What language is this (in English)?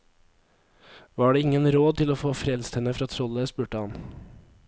Norwegian